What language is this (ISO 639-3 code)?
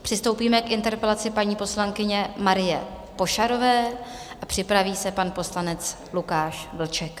ces